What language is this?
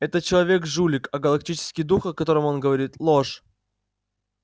Russian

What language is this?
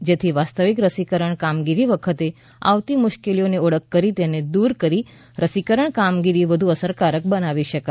Gujarati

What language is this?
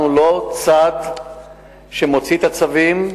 Hebrew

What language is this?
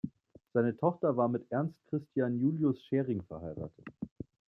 German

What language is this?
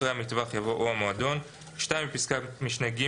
Hebrew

